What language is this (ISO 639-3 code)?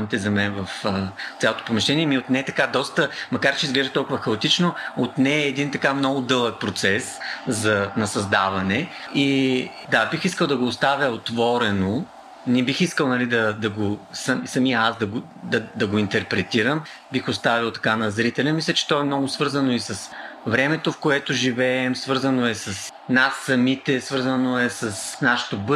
bul